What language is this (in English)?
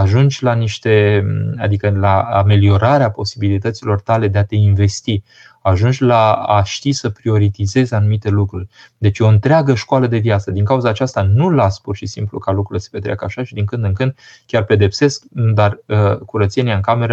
Romanian